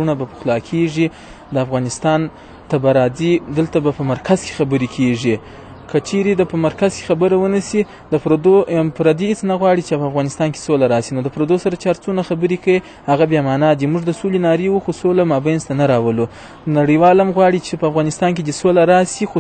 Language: Arabic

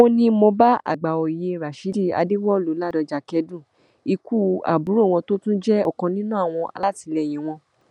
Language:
Yoruba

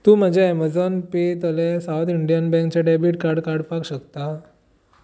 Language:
Konkani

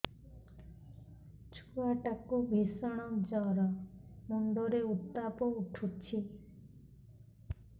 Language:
Odia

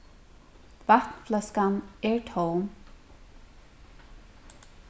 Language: Faroese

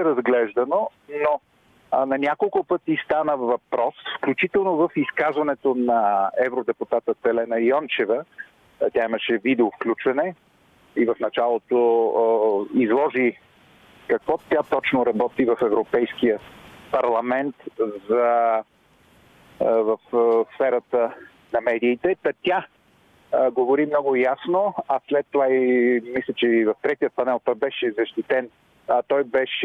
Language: Bulgarian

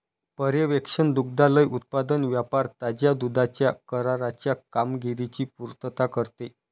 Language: Marathi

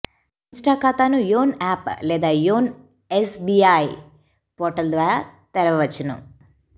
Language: Telugu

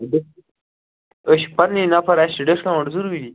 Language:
Kashmiri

